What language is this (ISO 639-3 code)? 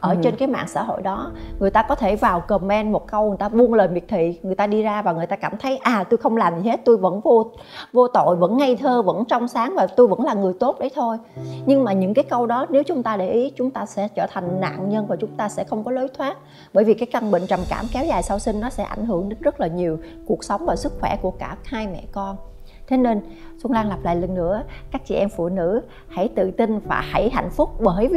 vie